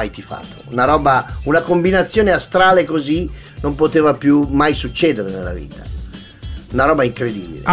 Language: Italian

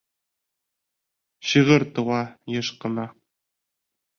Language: Bashkir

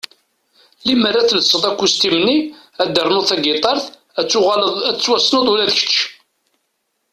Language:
Kabyle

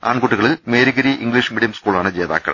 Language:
Malayalam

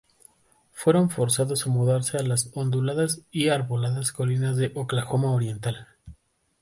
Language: Spanish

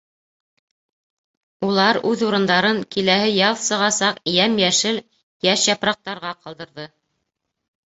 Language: Bashkir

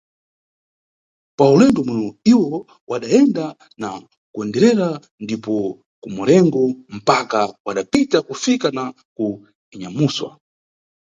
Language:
Nyungwe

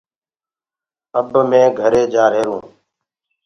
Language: Gurgula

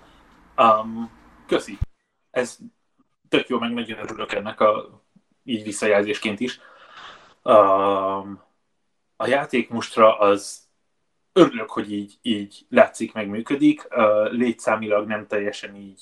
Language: Hungarian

